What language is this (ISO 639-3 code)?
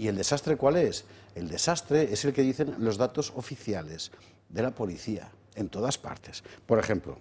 spa